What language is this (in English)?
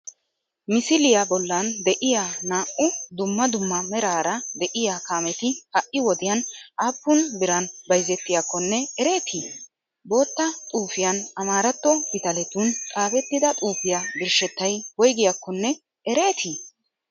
Wolaytta